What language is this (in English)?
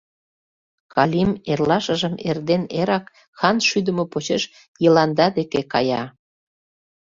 Mari